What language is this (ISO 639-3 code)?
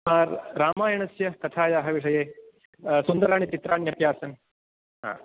san